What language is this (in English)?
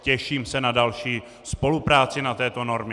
Czech